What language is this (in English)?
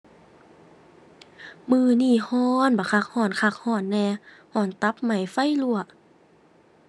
Thai